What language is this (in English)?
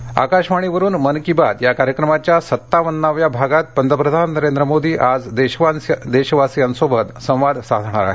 Marathi